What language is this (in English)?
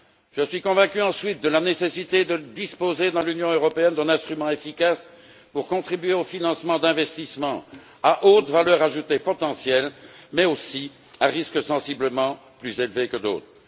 French